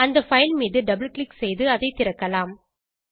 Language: Tamil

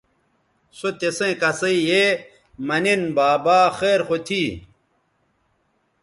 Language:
Bateri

